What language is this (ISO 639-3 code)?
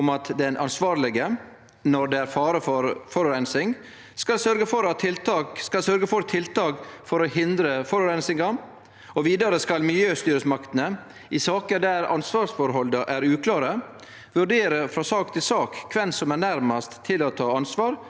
nor